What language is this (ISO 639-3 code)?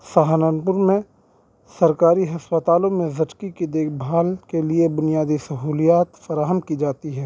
urd